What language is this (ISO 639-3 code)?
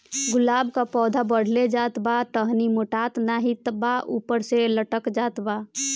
bho